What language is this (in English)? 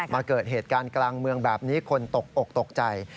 Thai